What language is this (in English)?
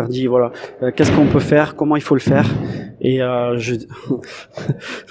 French